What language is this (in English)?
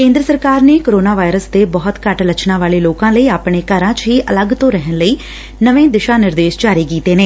Punjabi